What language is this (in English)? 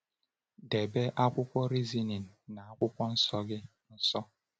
Igbo